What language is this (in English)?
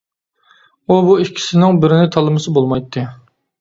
Uyghur